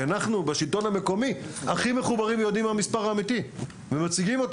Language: Hebrew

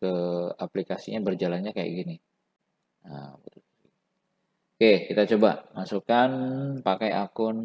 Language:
Indonesian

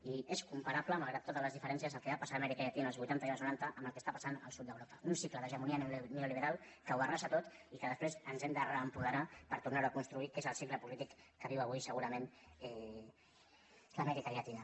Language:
Catalan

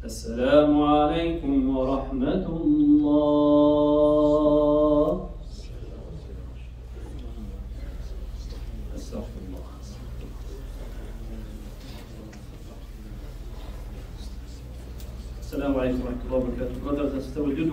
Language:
Arabic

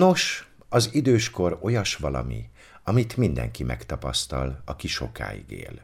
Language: Hungarian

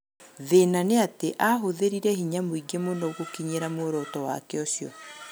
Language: Kikuyu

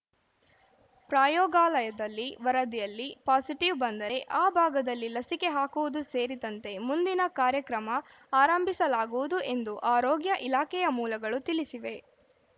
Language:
Kannada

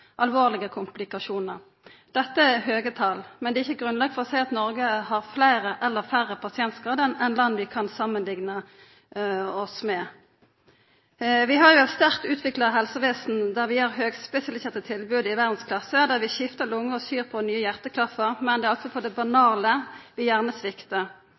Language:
Norwegian Nynorsk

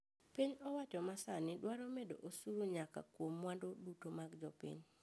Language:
Luo (Kenya and Tanzania)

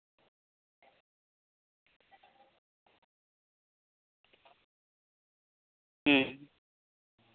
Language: Santali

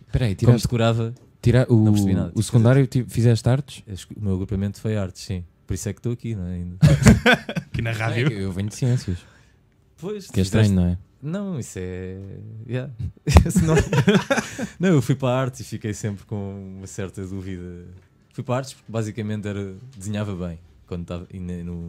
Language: Portuguese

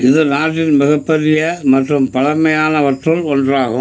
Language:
Tamil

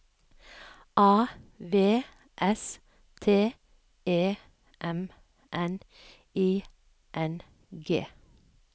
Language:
Norwegian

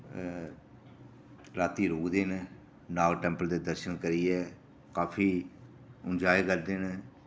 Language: Dogri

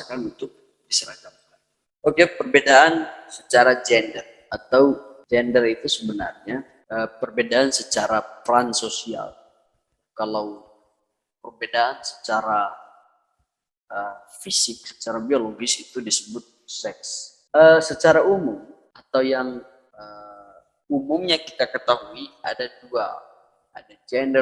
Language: Indonesian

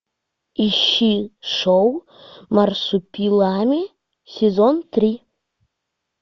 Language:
Russian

